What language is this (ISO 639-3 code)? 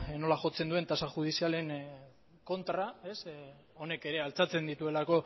eus